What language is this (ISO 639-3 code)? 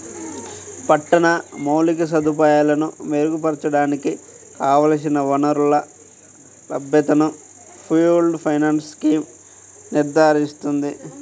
tel